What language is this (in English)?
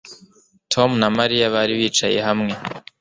Kinyarwanda